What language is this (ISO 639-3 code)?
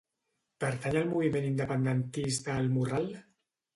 cat